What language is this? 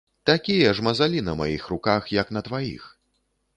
Belarusian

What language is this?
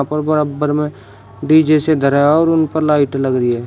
Hindi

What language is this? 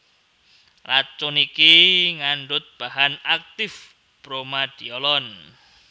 Javanese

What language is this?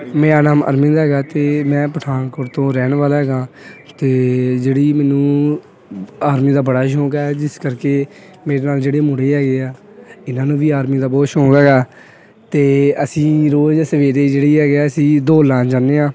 Punjabi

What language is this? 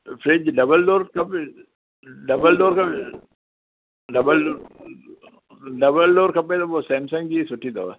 Sindhi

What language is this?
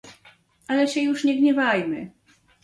Polish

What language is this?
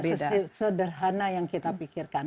Indonesian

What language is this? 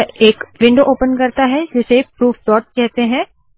Hindi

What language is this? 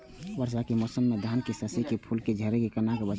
Maithili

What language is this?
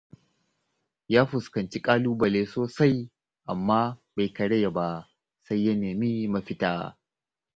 Hausa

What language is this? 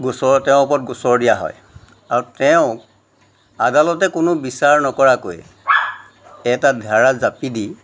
Assamese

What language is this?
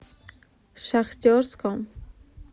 Russian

